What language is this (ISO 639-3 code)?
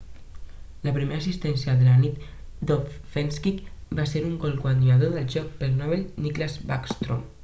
cat